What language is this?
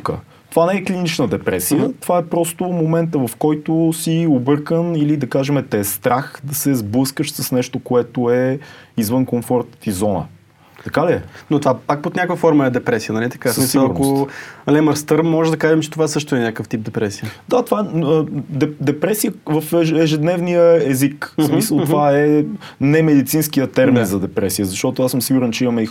Bulgarian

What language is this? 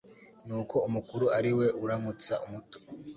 Kinyarwanda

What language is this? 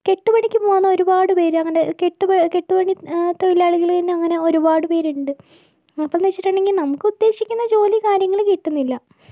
Malayalam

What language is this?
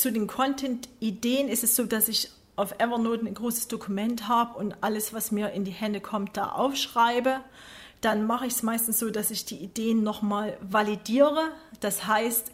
German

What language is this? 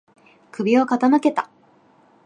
Japanese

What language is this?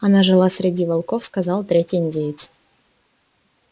Russian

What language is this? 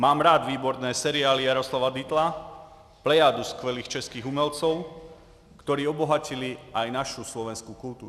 Czech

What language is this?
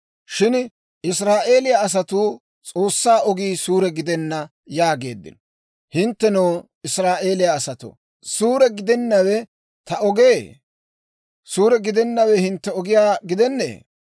Dawro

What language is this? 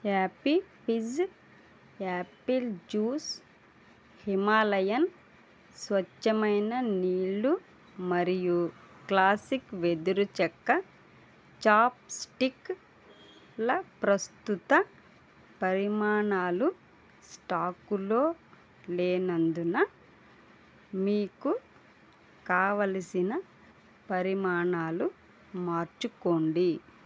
Telugu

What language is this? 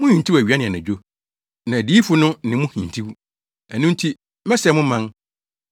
Akan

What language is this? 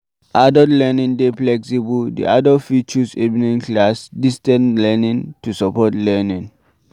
Nigerian Pidgin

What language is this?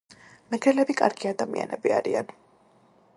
Georgian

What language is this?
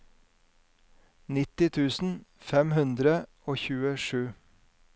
Norwegian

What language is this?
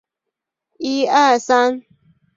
Chinese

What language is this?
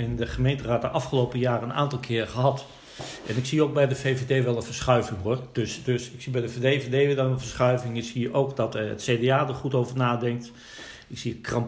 Dutch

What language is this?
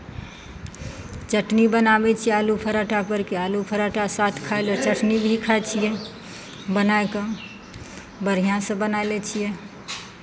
Maithili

